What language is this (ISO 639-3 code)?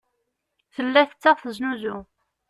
kab